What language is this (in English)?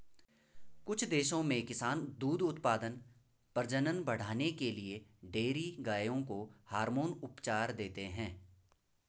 Hindi